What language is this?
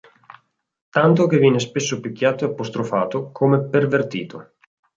Italian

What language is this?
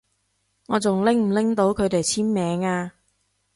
Cantonese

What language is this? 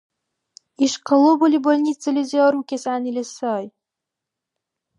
Dargwa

